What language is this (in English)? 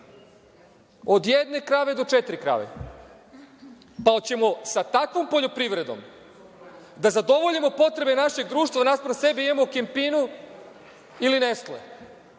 Serbian